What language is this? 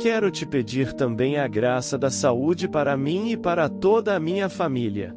Portuguese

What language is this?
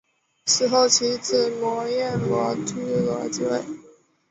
Chinese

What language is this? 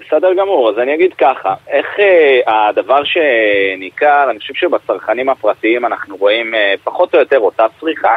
Hebrew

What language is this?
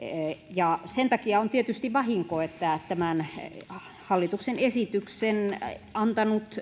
Finnish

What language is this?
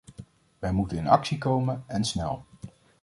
Dutch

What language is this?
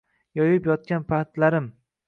Uzbek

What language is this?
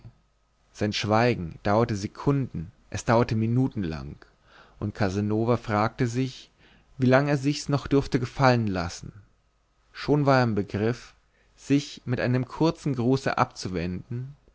German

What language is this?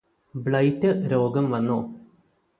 Malayalam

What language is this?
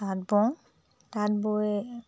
Assamese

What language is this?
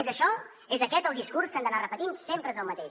Catalan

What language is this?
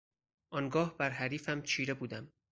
Persian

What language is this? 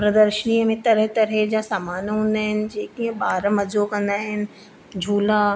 Sindhi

